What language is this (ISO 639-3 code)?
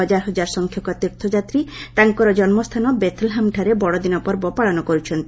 ori